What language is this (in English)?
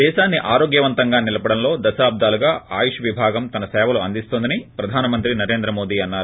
Telugu